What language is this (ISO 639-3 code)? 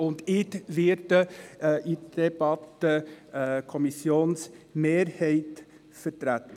gsw